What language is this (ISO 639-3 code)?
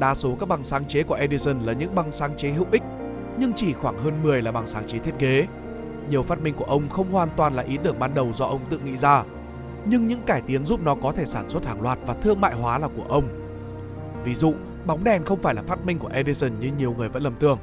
vie